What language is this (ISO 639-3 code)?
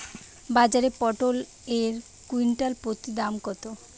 ben